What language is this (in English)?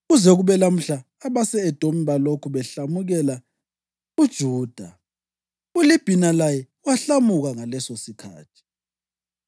North Ndebele